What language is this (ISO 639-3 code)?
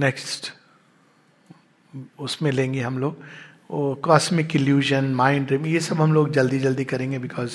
hin